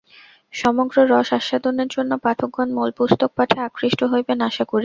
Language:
Bangla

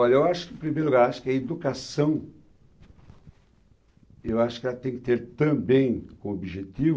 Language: Portuguese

